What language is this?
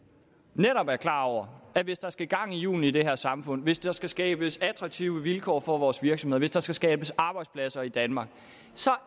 Danish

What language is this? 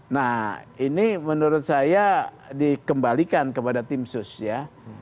Indonesian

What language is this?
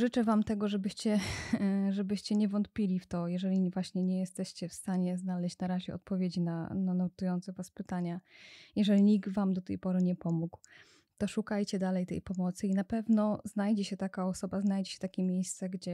Polish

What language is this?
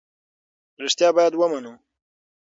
Pashto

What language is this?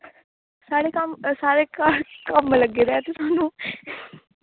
Dogri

